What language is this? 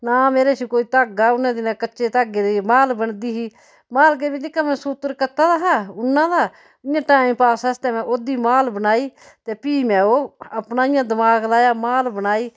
Dogri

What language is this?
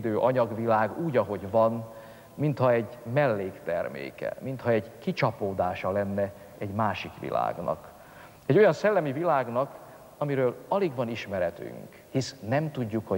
Hungarian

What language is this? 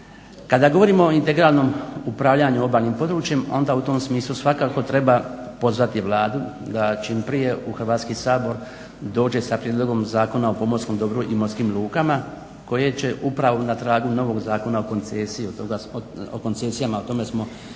Croatian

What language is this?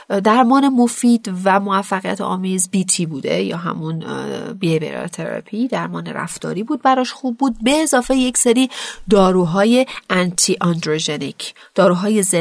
Persian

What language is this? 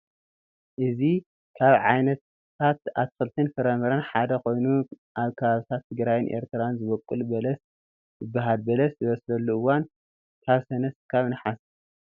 Tigrinya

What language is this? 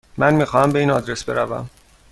Persian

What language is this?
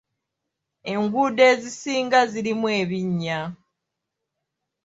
Ganda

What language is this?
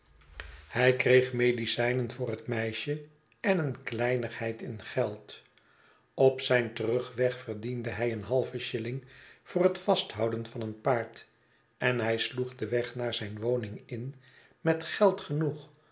Dutch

